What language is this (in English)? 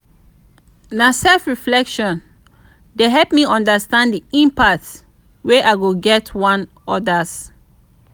Nigerian Pidgin